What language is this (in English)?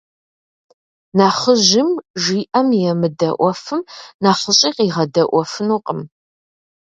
Kabardian